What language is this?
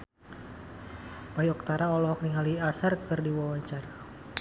Sundanese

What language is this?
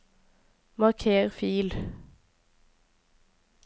Norwegian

